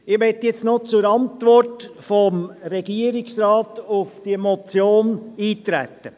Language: Swiss German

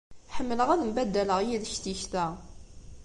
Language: Kabyle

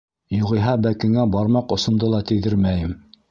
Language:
Bashkir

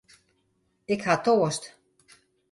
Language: Western Frisian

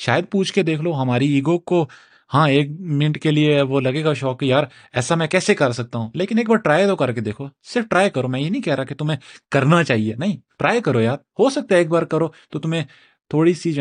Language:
Urdu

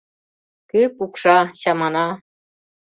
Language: Mari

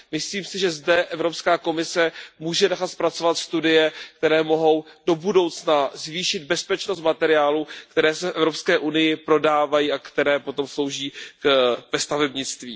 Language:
Czech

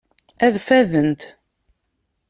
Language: Kabyle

